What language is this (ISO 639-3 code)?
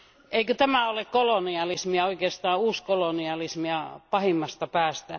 fin